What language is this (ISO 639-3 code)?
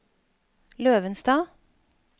nor